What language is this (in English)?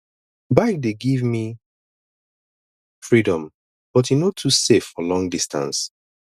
Nigerian Pidgin